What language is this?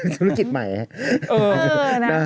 Thai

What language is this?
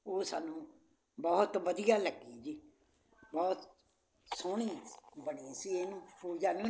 Punjabi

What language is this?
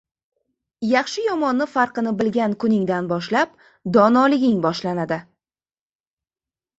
Uzbek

